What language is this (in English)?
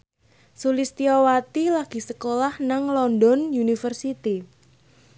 Javanese